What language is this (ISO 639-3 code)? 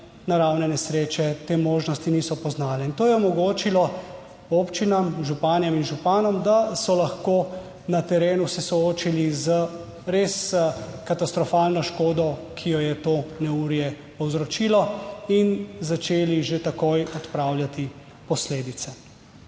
slv